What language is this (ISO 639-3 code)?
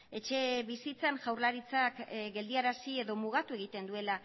eus